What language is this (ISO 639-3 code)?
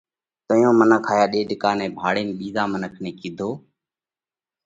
kvx